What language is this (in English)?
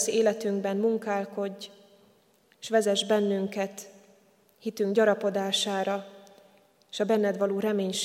Hungarian